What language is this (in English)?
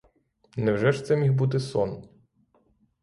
Ukrainian